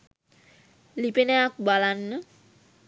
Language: Sinhala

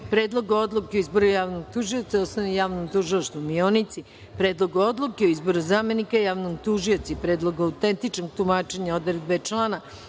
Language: Serbian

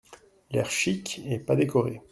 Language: French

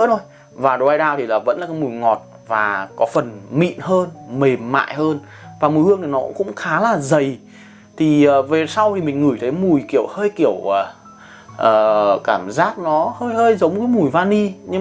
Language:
Vietnamese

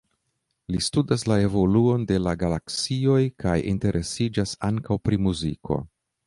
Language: Esperanto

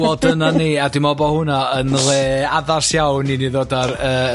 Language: Welsh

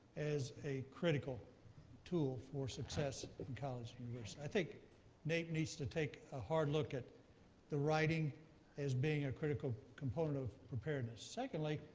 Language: English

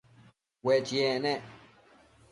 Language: Matsés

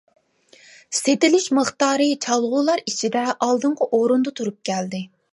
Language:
Uyghur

